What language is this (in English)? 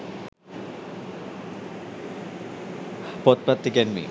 Sinhala